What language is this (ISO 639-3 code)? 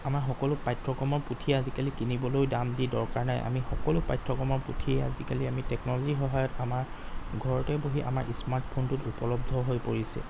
asm